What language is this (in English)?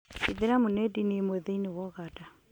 Kikuyu